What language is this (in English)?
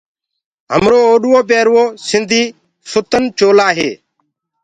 Gurgula